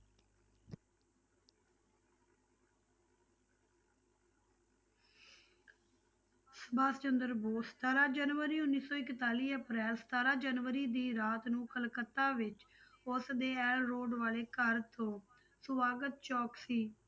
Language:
Punjabi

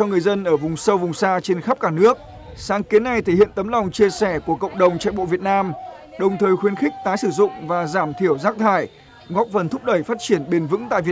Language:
Vietnamese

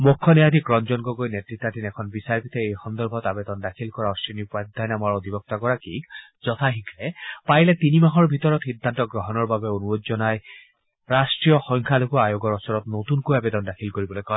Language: Assamese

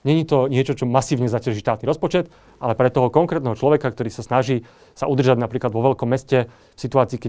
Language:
Slovak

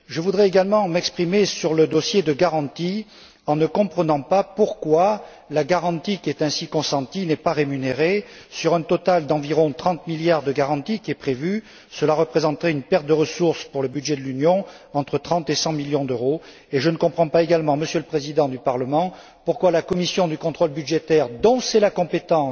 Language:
French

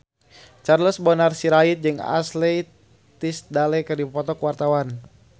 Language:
Sundanese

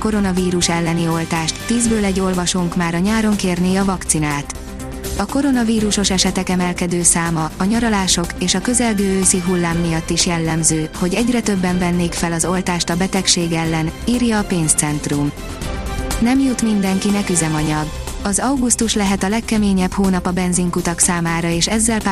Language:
Hungarian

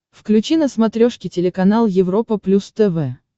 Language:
Russian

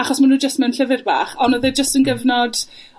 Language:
Welsh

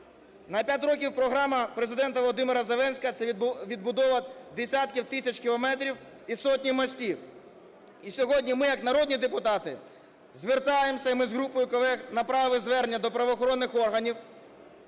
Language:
Ukrainian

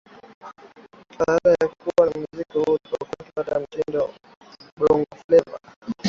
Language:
Swahili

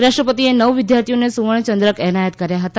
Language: Gujarati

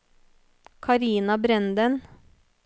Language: Norwegian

